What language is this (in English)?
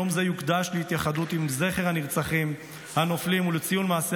Hebrew